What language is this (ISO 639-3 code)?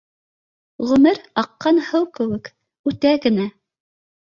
bak